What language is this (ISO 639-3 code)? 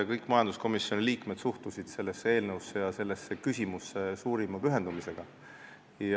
est